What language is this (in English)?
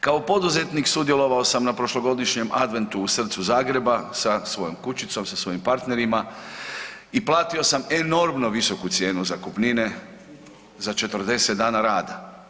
Croatian